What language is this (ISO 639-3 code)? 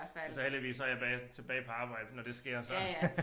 dan